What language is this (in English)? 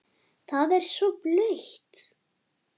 Icelandic